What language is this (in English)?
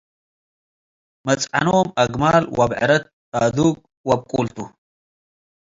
Tigre